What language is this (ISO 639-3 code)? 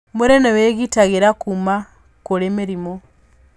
kik